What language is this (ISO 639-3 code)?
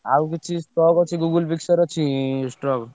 ori